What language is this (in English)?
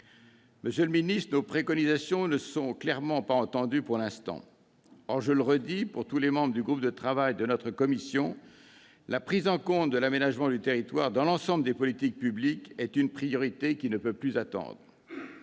French